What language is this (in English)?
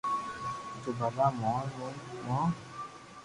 Loarki